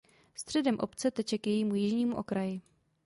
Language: Czech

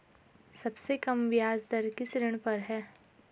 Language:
Hindi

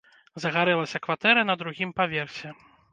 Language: Belarusian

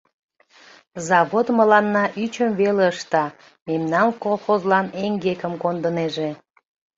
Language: Mari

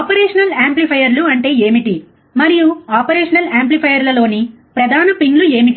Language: Telugu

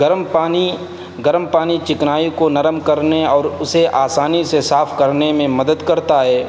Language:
Urdu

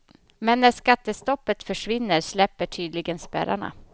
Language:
Swedish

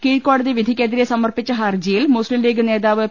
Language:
Malayalam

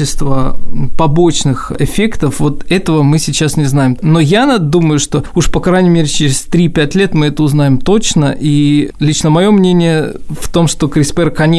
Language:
Russian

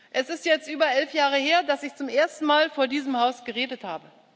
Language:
German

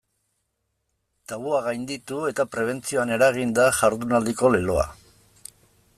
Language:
Basque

